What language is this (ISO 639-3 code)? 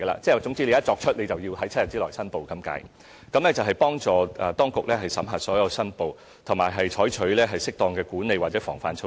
yue